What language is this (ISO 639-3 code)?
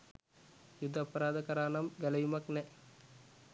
sin